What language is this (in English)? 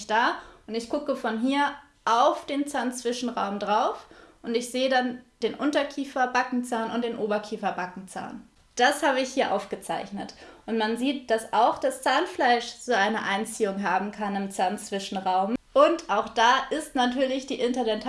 German